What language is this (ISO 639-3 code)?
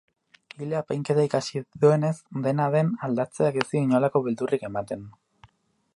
eus